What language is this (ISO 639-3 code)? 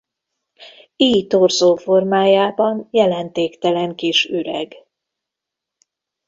hun